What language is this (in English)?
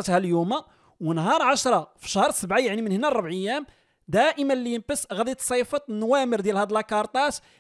Arabic